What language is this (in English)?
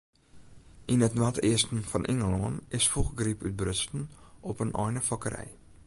Western Frisian